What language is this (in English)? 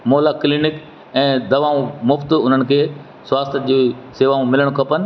Sindhi